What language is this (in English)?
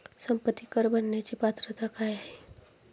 Marathi